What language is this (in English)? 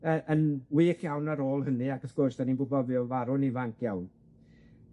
Welsh